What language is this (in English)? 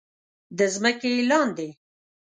Pashto